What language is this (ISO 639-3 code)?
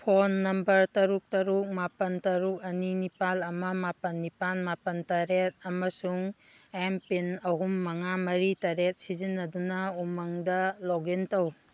mni